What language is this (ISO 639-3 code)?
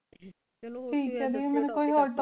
pan